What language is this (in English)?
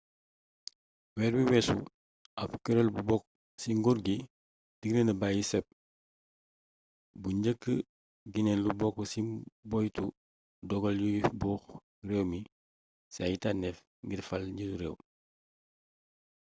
Wolof